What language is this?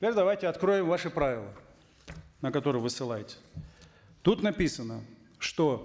Kazakh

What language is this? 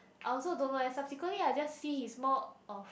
English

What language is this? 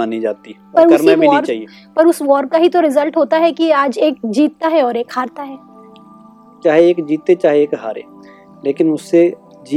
Hindi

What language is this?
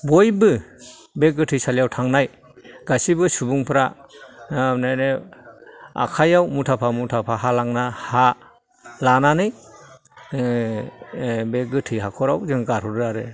Bodo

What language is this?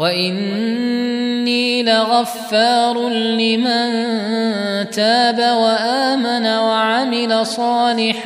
Arabic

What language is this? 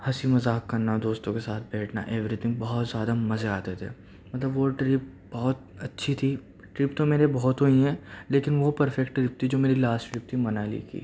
Urdu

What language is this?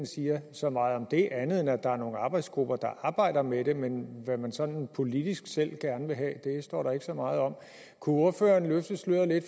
Danish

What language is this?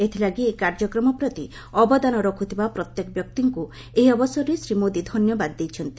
Odia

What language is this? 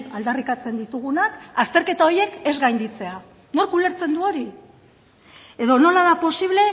Basque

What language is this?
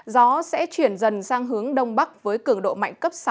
Vietnamese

